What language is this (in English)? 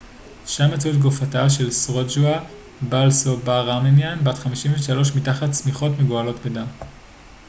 Hebrew